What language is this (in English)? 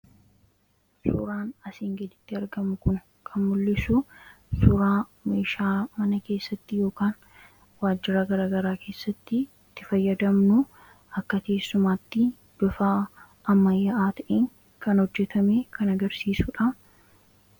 Oromo